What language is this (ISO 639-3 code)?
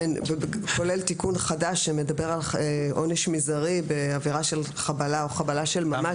heb